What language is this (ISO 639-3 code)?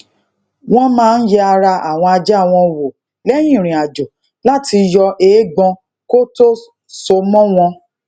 yor